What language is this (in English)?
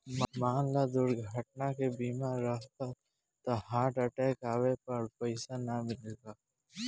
Bhojpuri